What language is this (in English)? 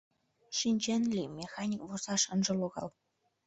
Mari